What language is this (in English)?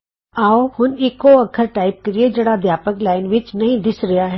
Punjabi